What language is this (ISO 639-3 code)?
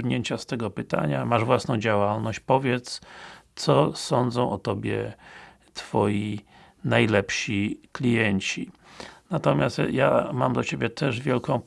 pol